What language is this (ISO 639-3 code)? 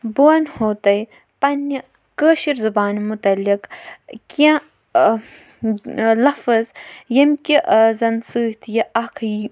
kas